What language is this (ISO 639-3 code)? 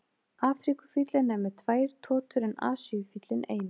isl